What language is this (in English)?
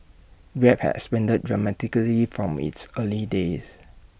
English